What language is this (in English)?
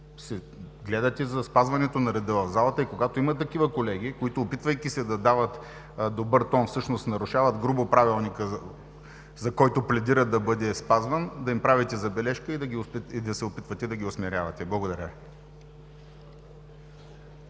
Bulgarian